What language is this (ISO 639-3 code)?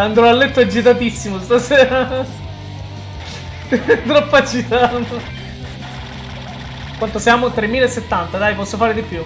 ita